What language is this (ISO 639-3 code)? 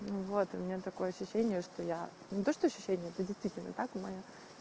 rus